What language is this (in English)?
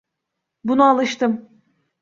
Turkish